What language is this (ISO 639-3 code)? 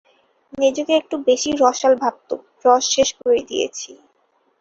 ben